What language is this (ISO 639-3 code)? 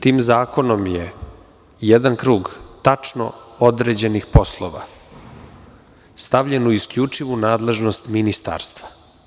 srp